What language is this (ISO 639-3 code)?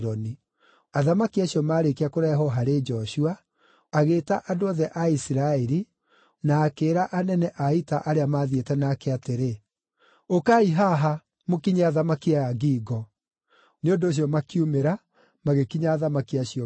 kik